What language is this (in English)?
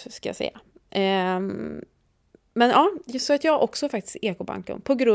Swedish